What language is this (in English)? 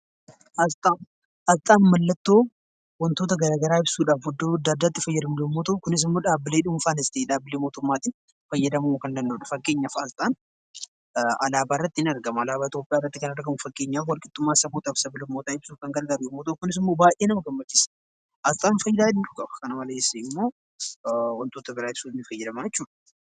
Oromo